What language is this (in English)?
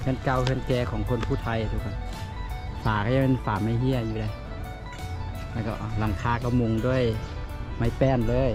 Thai